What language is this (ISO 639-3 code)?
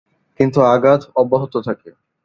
ben